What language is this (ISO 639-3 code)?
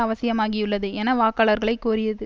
tam